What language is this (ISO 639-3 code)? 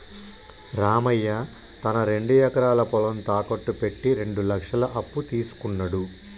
tel